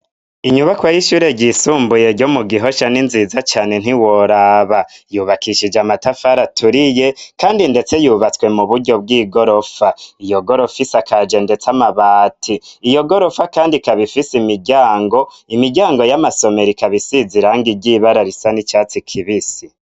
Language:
Rundi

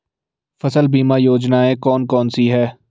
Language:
Hindi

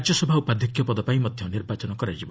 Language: Odia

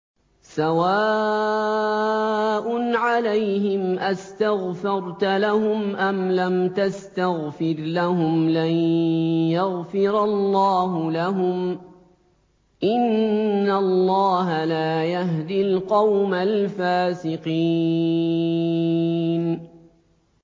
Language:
Arabic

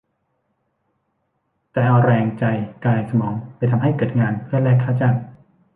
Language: Thai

